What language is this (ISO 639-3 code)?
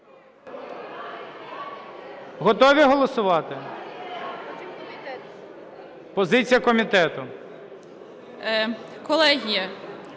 ukr